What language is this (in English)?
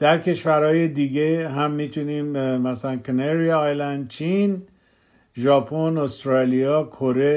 Persian